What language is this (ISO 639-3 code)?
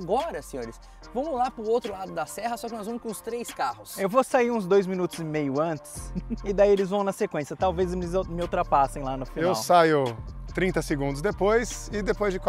por